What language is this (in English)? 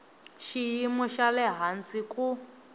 Tsonga